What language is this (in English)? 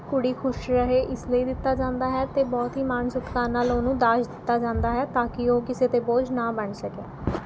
Punjabi